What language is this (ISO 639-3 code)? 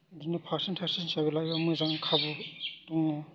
brx